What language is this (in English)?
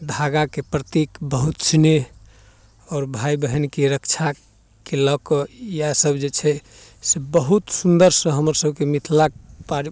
Maithili